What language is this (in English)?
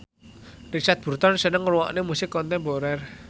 Javanese